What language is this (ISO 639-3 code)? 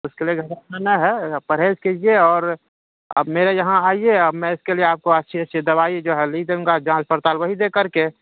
urd